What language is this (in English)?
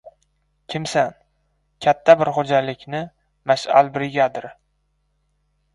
Uzbek